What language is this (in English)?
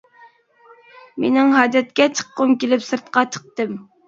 Uyghur